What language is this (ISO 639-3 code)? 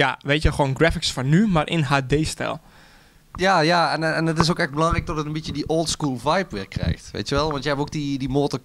nld